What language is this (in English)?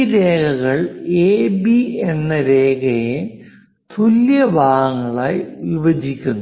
Malayalam